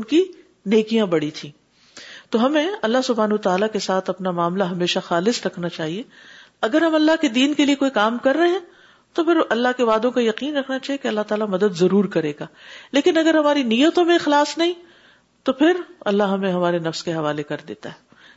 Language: Urdu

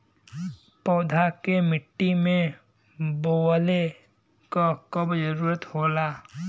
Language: Bhojpuri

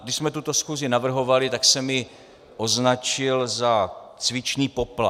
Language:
Czech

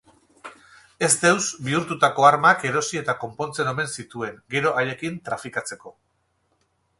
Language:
Basque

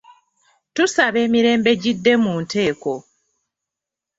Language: Ganda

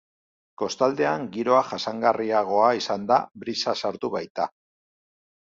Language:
Basque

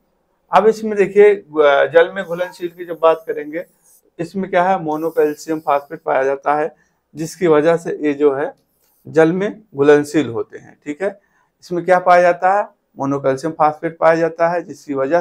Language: Hindi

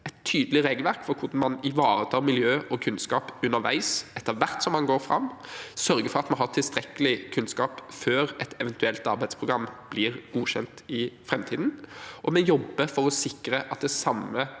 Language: Norwegian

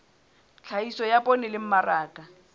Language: Southern Sotho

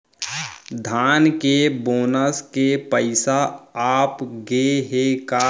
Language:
Chhattisgarhi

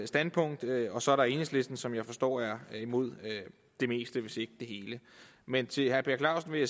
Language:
Danish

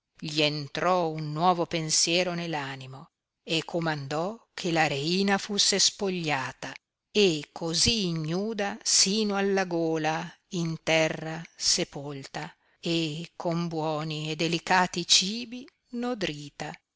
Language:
Italian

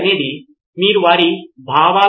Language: Telugu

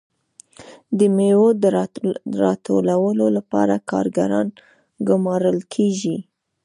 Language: Pashto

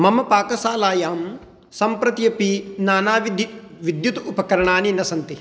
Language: Sanskrit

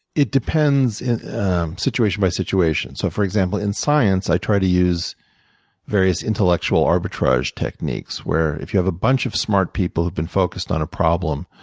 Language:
English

